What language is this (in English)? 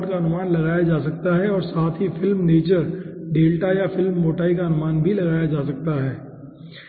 Hindi